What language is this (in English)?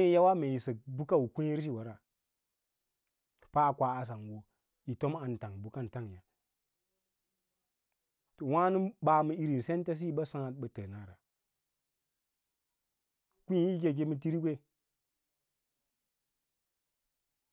Lala-Roba